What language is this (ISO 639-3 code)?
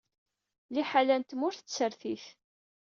kab